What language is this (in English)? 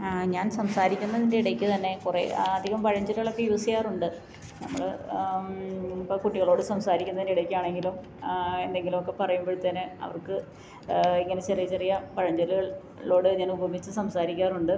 Malayalam